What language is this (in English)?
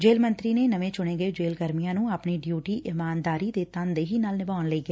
Punjabi